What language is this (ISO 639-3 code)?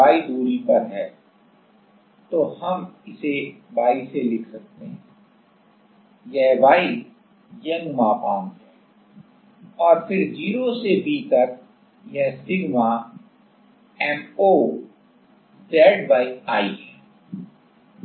hin